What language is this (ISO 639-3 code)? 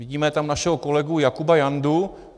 ces